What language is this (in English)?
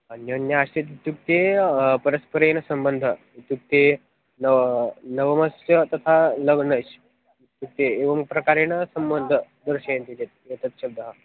Sanskrit